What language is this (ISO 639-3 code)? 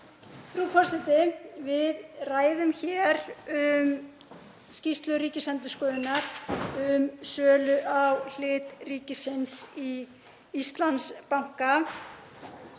isl